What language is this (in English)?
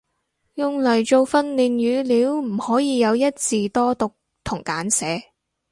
Cantonese